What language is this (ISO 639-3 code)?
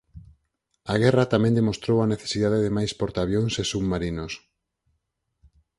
glg